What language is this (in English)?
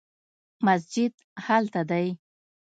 Pashto